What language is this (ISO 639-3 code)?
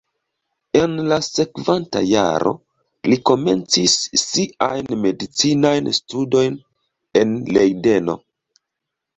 epo